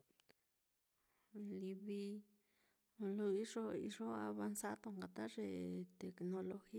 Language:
Mitlatongo Mixtec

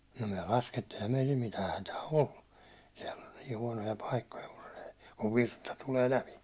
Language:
Finnish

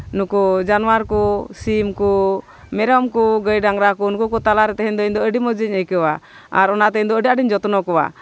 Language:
Santali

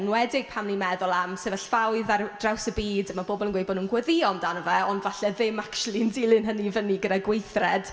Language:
Welsh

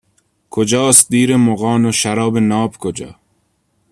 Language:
Persian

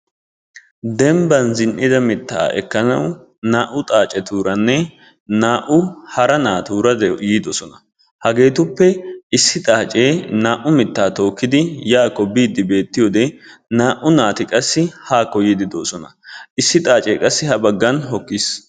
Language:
Wolaytta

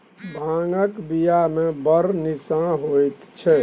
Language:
Maithili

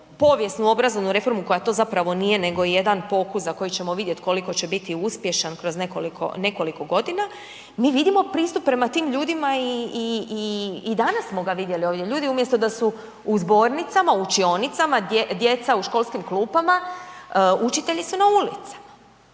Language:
Croatian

